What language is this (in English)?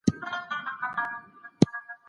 Pashto